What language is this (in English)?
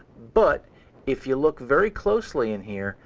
English